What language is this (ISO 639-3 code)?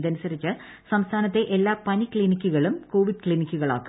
mal